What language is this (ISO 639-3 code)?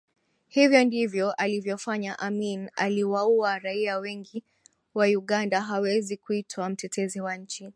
swa